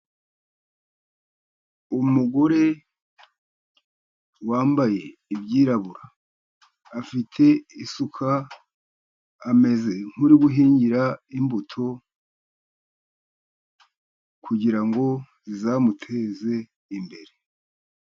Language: Kinyarwanda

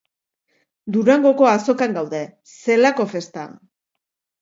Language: Basque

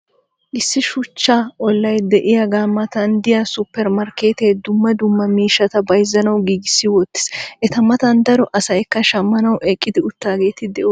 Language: Wolaytta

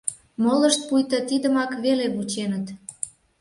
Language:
Mari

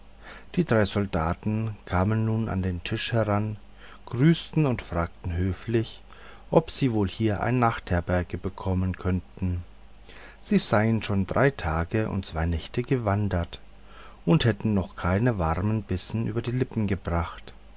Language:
German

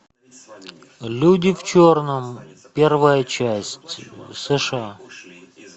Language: Russian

